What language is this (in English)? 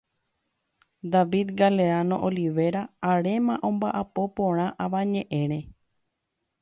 Guarani